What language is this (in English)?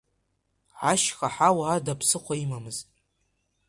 Abkhazian